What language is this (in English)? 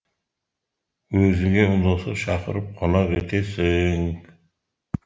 Kazakh